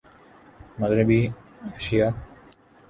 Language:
Urdu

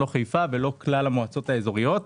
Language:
Hebrew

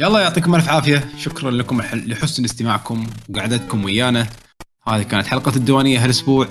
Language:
Arabic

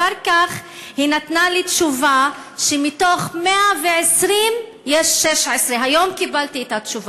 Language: Hebrew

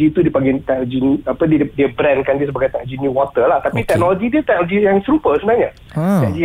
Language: Malay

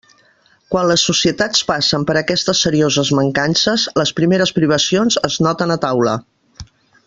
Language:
Catalan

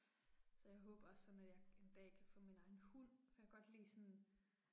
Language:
Danish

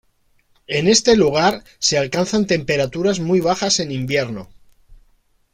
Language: Spanish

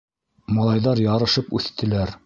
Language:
Bashkir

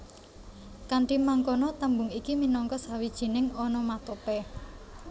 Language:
Javanese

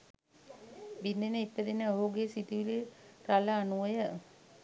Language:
Sinhala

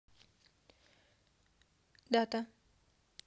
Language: Russian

